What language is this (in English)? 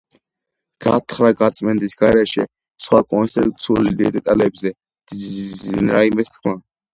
Georgian